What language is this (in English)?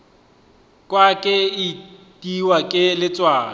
Northern Sotho